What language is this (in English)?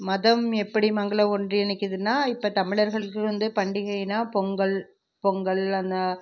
Tamil